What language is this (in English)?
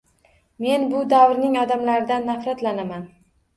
Uzbek